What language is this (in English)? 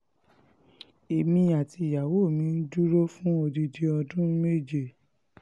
Yoruba